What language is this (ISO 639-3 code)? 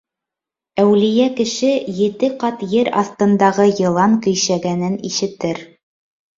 bak